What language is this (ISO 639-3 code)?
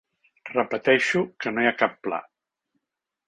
cat